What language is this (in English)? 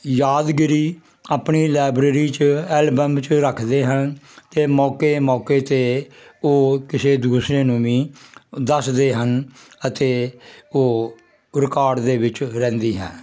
Punjabi